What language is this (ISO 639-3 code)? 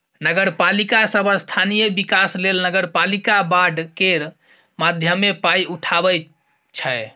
mai